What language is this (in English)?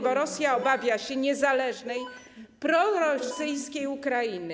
Polish